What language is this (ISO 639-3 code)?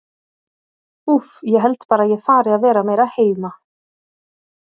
isl